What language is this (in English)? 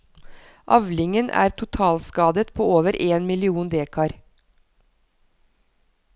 Norwegian